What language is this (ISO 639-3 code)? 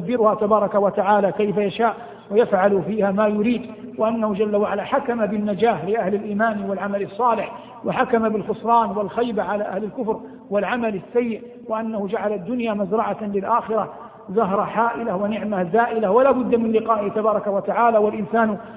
ara